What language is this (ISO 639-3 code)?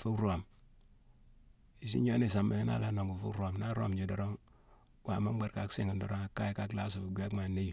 msw